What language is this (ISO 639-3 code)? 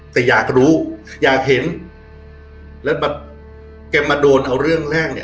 tha